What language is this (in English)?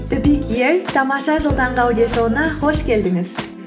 Kazakh